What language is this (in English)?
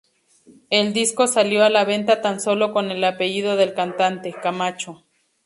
Spanish